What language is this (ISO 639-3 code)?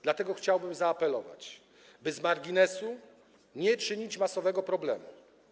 pol